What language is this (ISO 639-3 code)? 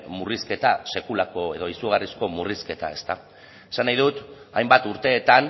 eus